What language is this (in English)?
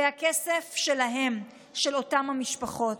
Hebrew